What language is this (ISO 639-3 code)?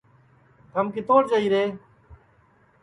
ssi